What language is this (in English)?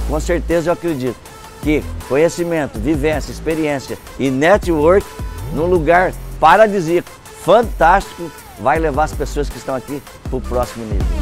Portuguese